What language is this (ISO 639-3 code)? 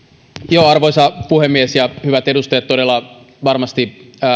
fin